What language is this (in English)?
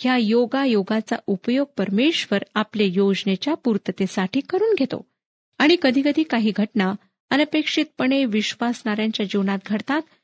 Marathi